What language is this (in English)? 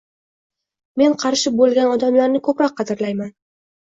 Uzbek